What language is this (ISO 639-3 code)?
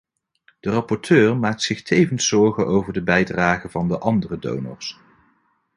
nld